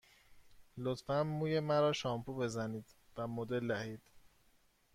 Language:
Persian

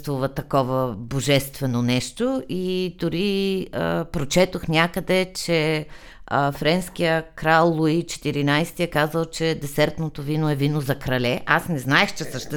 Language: Bulgarian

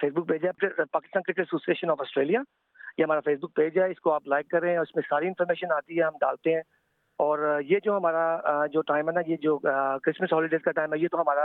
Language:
Urdu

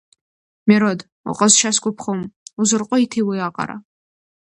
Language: Abkhazian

